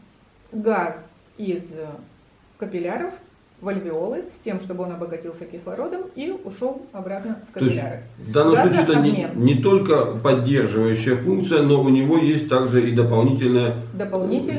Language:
Russian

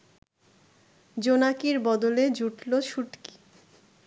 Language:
Bangla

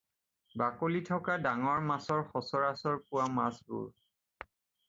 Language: Assamese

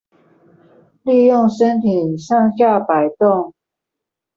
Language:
Chinese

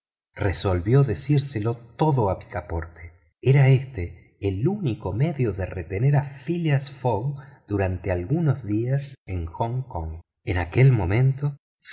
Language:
Spanish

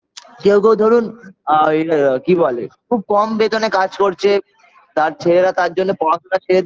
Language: Bangla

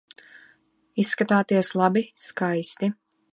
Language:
Latvian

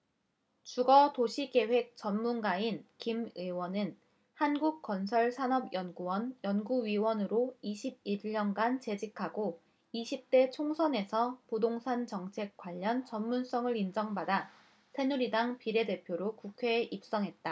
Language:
Korean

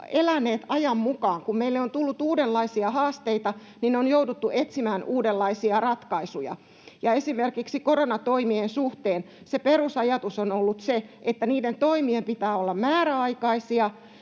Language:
Finnish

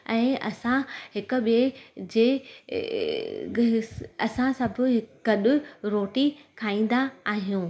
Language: Sindhi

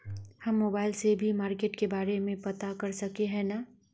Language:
Magahi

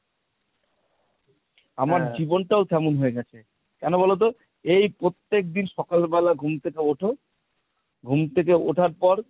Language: Bangla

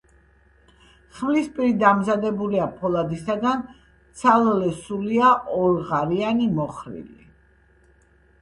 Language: Georgian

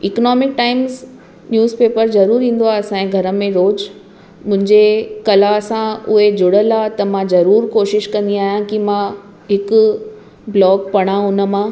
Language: Sindhi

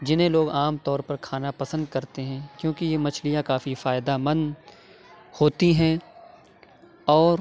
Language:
Urdu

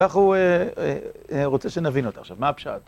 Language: Hebrew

